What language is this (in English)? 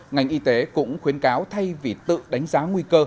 Vietnamese